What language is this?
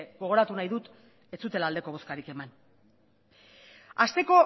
Basque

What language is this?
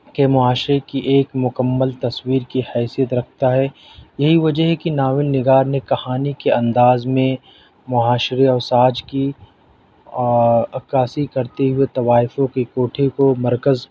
Urdu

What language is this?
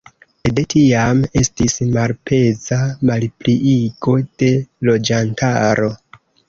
Esperanto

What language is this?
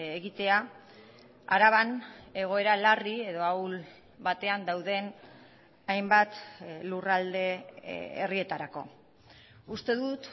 Basque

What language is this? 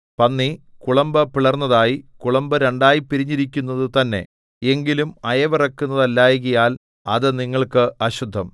Malayalam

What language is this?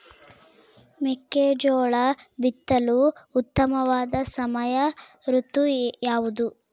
Kannada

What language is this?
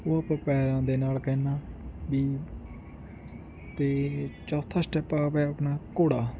Punjabi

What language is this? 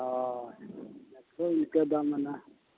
Santali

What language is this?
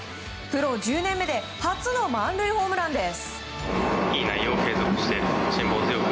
Japanese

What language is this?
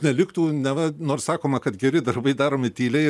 Lithuanian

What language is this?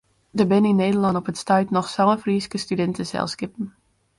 Western Frisian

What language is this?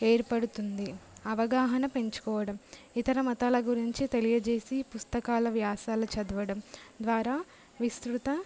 Telugu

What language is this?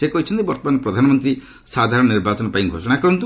Odia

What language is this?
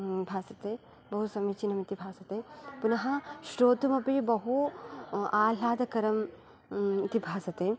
Sanskrit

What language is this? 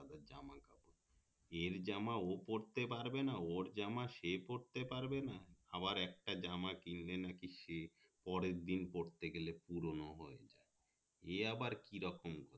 Bangla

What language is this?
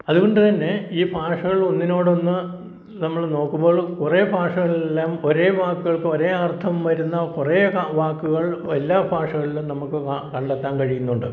Malayalam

